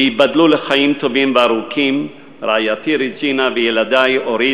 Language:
Hebrew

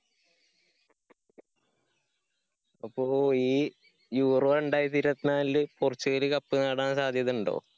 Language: Malayalam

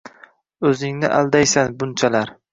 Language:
Uzbek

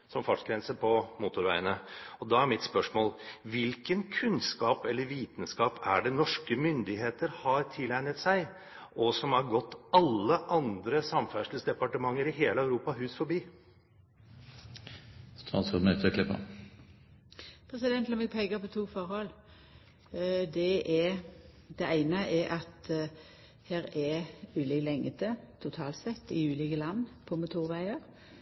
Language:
Norwegian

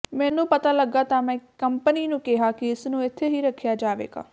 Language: Punjabi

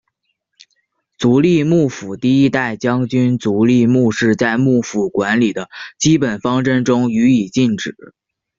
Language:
Chinese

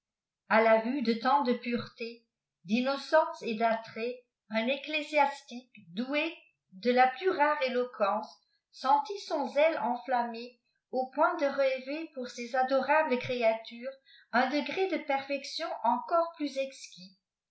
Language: French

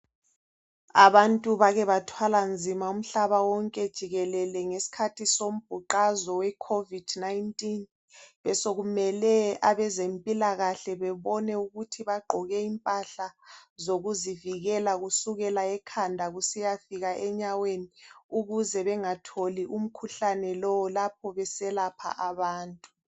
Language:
North Ndebele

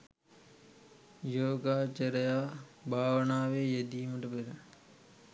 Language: Sinhala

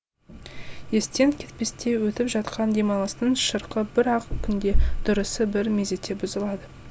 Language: Kazakh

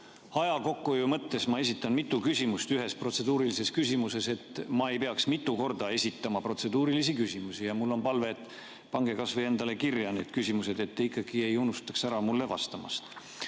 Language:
Estonian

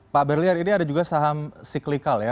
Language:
Indonesian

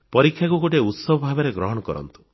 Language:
Odia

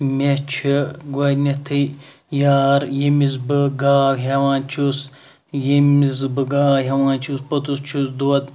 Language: Kashmiri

